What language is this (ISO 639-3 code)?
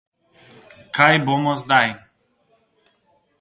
slv